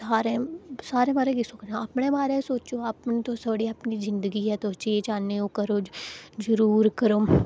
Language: Dogri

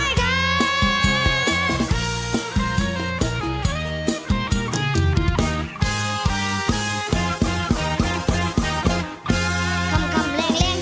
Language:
Thai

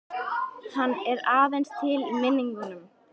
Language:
Icelandic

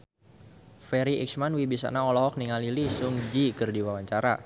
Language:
Sundanese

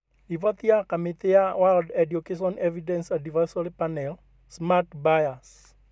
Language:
Kikuyu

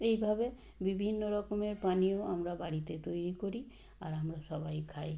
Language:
Bangla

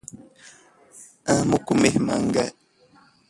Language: Portuguese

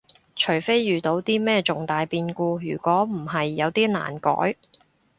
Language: Cantonese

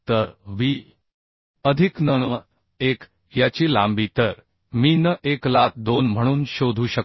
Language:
Marathi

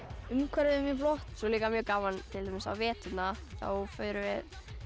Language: Icelandic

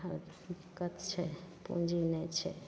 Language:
Maithili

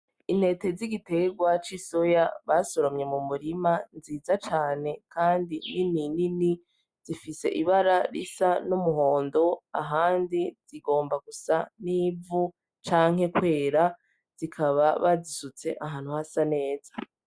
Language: Rundi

